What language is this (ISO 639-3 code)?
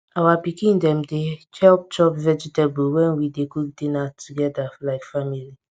pcm